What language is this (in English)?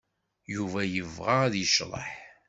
Kabyle